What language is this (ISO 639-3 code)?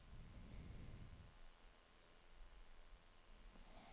nor